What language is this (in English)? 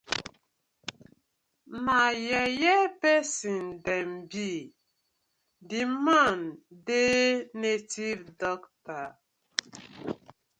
Nigerian Pidgin